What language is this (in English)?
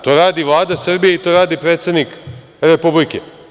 Serbian